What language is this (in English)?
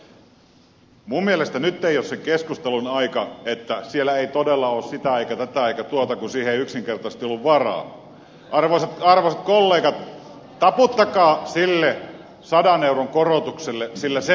Finnish